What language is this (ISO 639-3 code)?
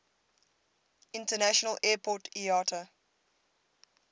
eng